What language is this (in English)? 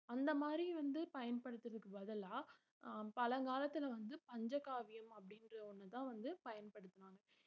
Tamil